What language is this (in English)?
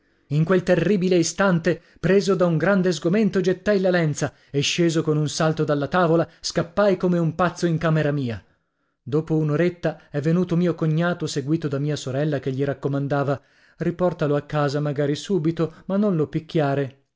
Italian